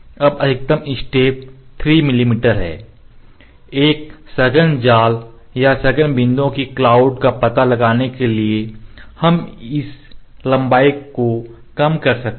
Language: Hindi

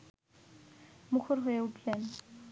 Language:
Bangla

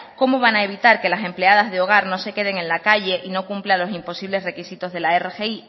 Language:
Spanish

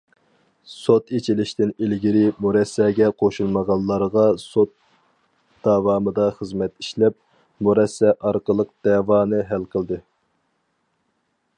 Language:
Uyghur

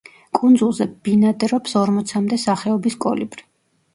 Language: Georgian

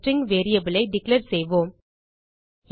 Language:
Tamil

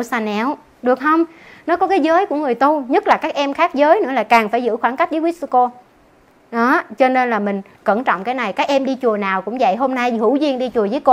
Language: Vietnamese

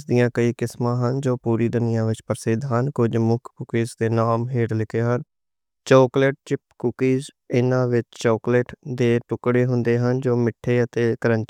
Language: Western Panjabi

